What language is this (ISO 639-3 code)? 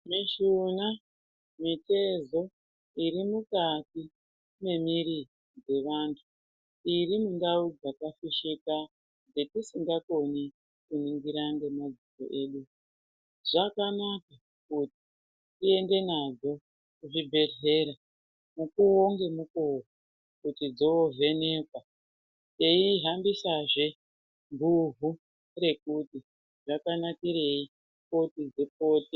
ndc